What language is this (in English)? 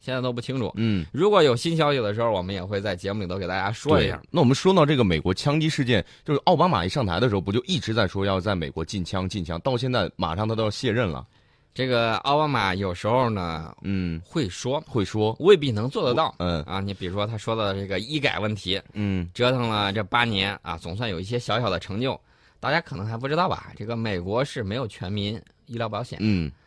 Chinese